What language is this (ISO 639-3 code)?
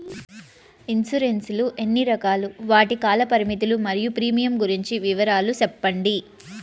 tel